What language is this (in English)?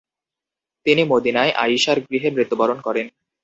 Bangla